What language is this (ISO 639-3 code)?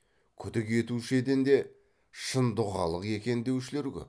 kaz